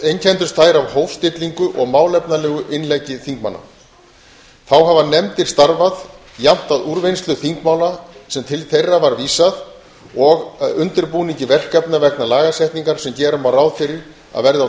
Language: Icelandic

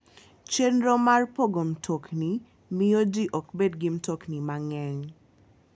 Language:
Luo (Kenya and Tanzania)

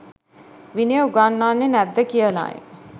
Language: Sinhala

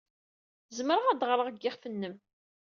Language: Kabyle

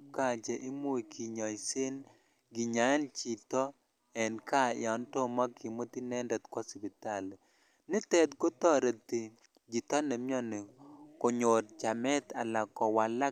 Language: Kalenjin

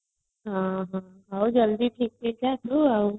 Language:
Odia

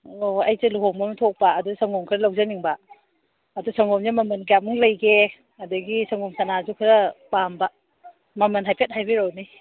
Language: Manipuri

